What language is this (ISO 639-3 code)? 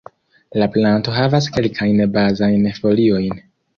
epo